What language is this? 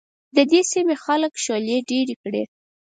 Pashto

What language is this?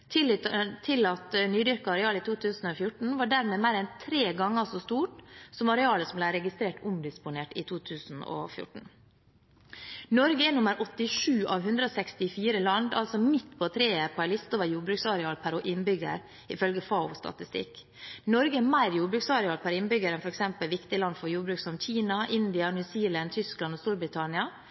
Norwegian Bokmål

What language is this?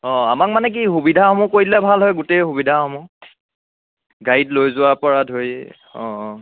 Assamese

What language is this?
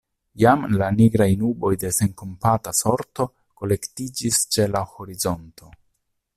Esperanto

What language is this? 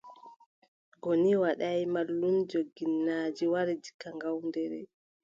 Adamawa Fulfulde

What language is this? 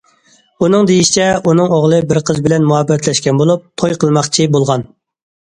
Uyghur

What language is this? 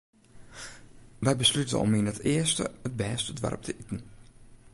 Western Frisian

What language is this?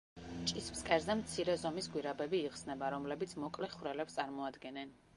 Georgian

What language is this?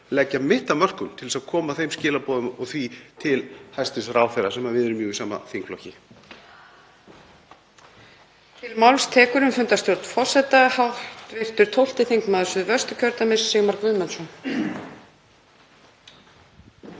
Icelandic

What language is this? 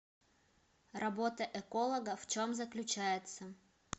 Russian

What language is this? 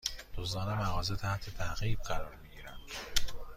Persian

